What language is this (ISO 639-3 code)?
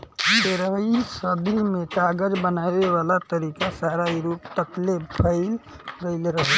bho